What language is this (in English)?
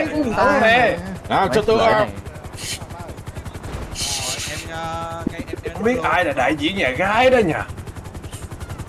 Vietnamese